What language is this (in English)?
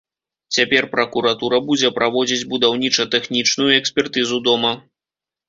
Belarusian